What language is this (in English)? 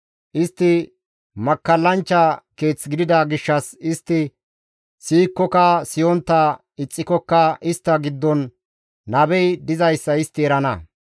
Gamo